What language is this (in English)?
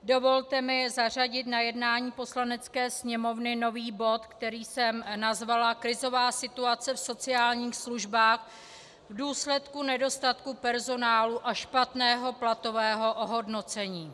Czech